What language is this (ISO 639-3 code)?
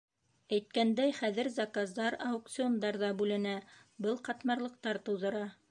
bak